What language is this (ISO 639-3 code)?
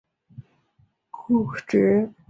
zho